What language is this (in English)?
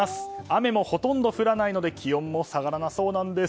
Japanese